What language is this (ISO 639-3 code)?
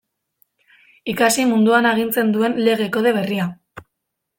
eus